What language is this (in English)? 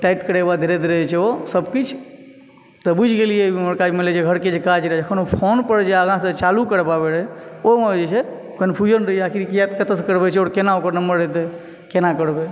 Maithili